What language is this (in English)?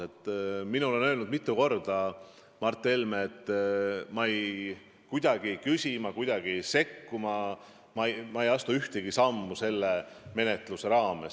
Estonian